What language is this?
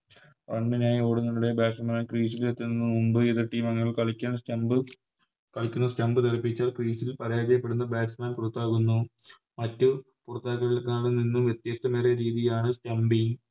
Malayalam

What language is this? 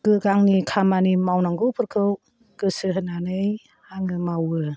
Bodo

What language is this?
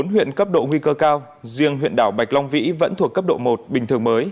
Vietnamese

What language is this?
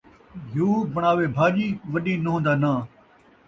Saraiki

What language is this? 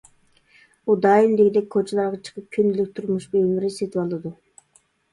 Uyghur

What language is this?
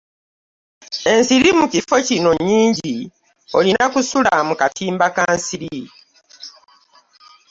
Ganda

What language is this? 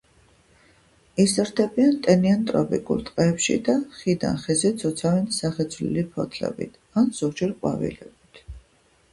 Georgian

